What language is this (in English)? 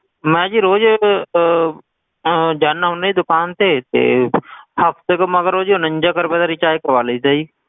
Punjabi